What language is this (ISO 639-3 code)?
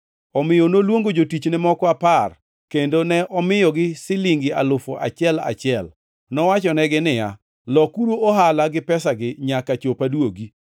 luo